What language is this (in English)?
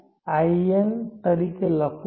Gujarati